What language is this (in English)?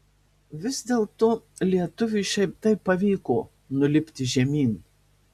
Lithuanian